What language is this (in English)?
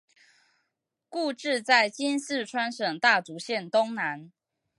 Chinese